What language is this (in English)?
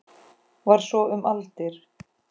Icelandic